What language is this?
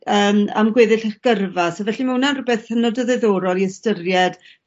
Welsh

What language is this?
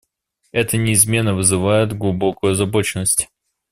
Russian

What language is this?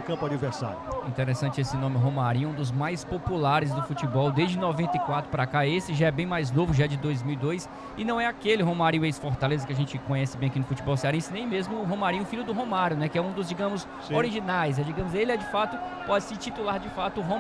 Portuguese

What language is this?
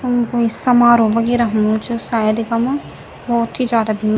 Garhwali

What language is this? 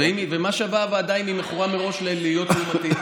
Hebrew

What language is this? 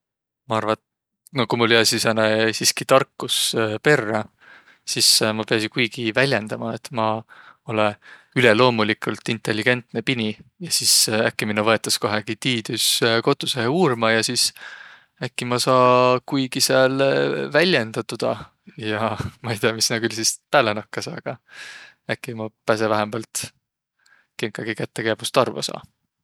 Võro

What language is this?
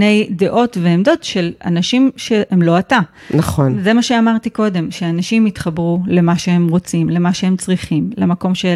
Hebrew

